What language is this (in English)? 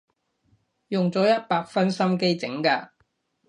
Cantonese